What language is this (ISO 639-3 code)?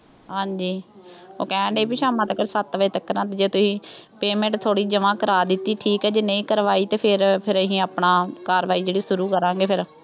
pan